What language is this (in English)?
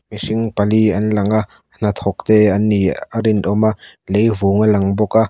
Mizo